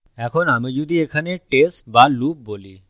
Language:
Bangla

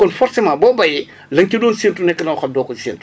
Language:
Wolof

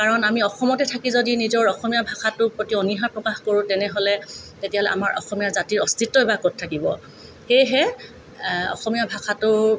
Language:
Assamese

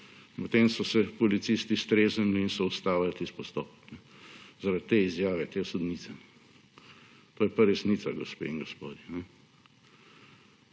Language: Slovenian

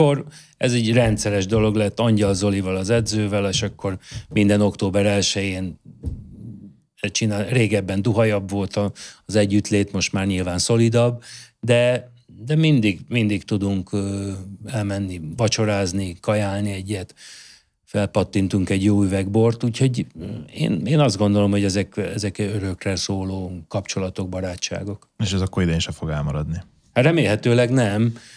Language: Hungarian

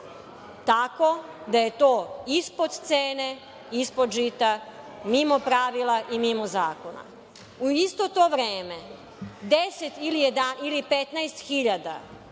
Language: Serbian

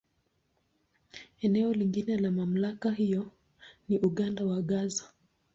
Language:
Swahili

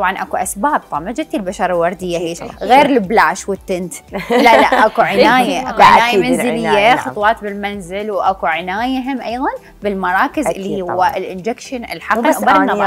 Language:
Arabic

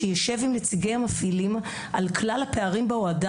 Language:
Hebrew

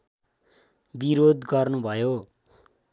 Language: Nepali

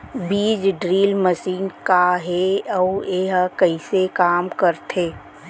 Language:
Chhattisgarhi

